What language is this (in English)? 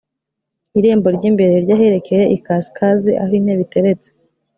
Kinyarwanda